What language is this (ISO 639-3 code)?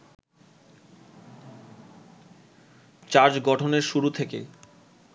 ben